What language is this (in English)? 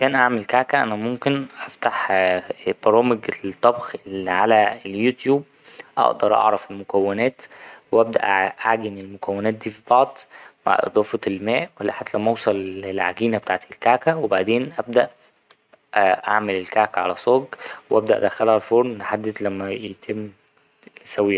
Egyptian Arabic